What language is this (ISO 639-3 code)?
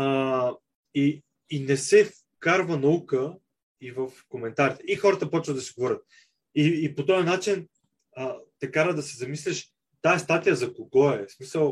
bul